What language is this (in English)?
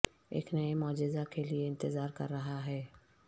Urdu